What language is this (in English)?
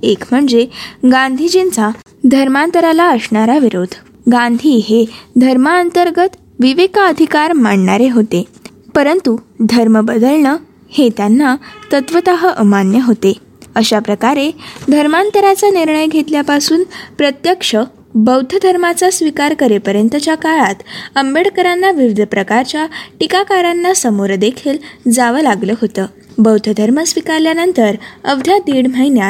Marathi